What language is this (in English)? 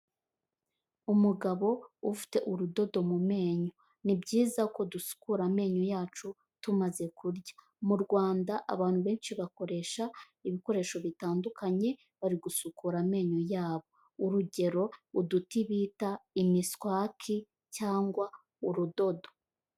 Kinyarwanda